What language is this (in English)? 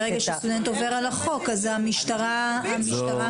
Hebrew